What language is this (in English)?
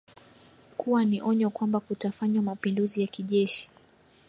Swahili